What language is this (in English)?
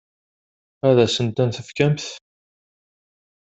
Kabyle